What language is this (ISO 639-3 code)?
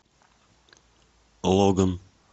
rus